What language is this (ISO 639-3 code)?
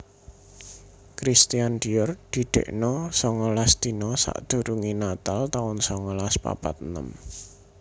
jav